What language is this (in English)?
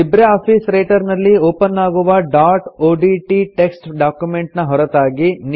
Kannada